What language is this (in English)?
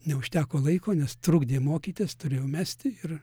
Lithuanian